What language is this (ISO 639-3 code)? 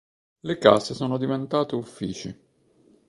ita